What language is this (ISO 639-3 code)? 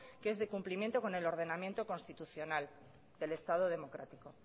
spa